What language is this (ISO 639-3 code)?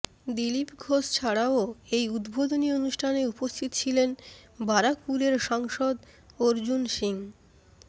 ben